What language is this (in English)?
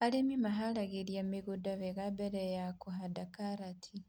Kikuyu